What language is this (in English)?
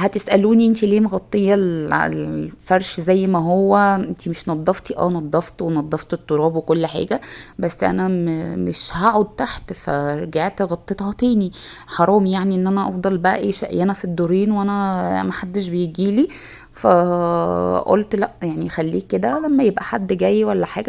Arabic